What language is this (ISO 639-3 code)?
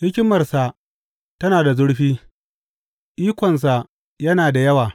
hau